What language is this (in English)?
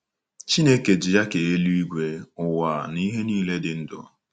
Igbo